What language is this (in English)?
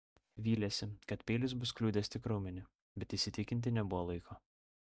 Lithuanian